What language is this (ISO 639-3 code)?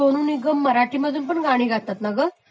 mar